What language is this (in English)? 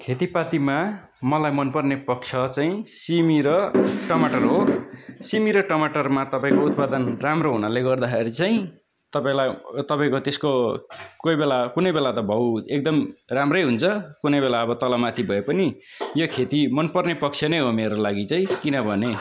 Nepali